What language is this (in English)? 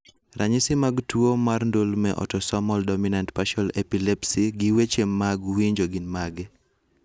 Luo (Kenya and Tanzania)